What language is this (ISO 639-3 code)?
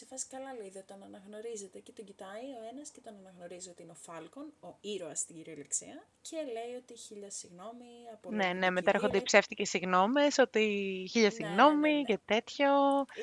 ell